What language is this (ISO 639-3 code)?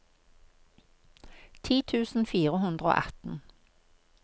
nor